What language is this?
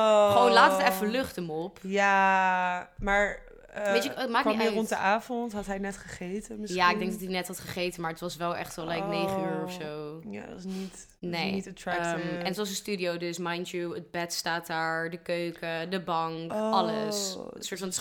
Dutch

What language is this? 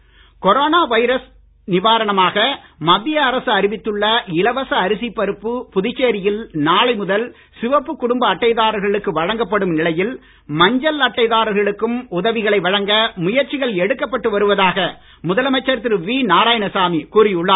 Tamil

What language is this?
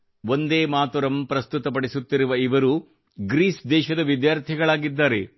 Kannada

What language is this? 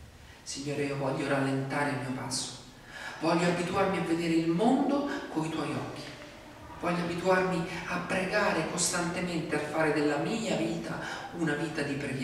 Italian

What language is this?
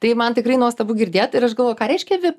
Lithuanian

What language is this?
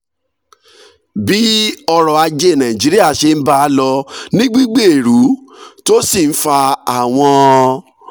Yoruba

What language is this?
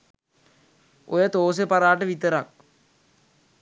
Sinhala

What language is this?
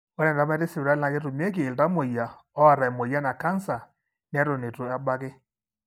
Masai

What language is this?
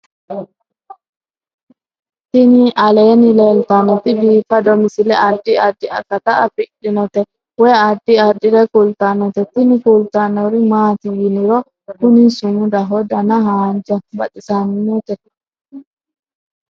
Sidamo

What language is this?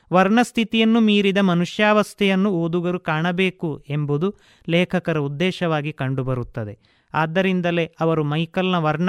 Kannada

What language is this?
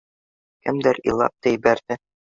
Bashkir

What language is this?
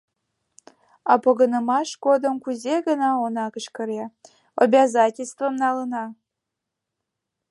Mari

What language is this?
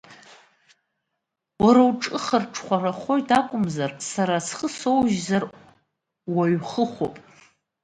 Abkhazian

